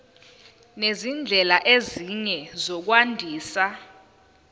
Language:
Zulu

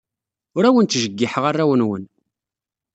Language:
Kabyle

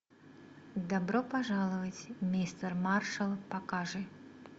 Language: Russian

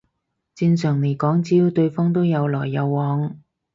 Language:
Cantonese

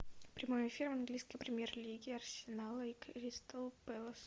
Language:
Russian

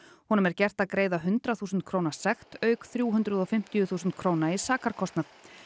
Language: Icelandic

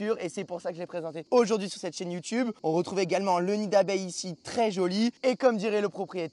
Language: French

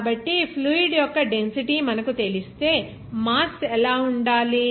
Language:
Telugu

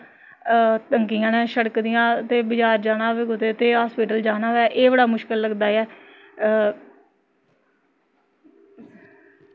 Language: Dogri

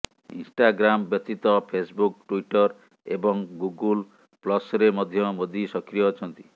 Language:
Odia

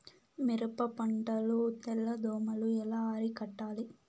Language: Telugu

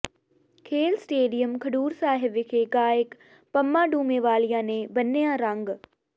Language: Punjabi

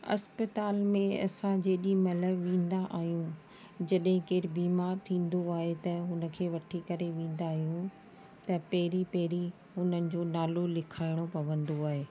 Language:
Sindhi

